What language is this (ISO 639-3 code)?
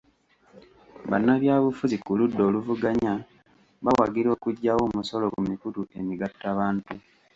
lug